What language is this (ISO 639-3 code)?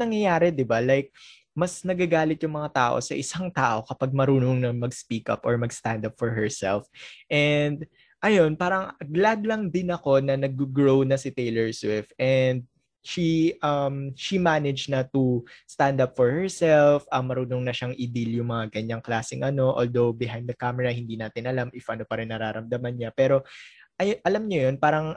fil